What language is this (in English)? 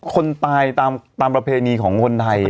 Thai